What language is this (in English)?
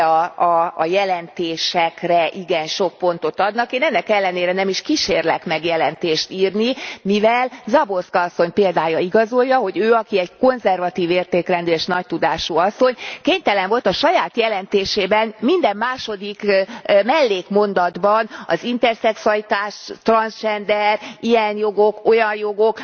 Hungarian